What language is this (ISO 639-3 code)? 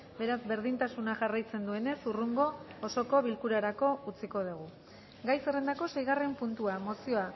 eus